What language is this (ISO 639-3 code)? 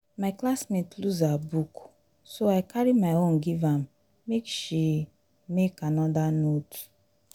pcm